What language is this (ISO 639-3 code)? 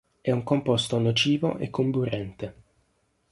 ita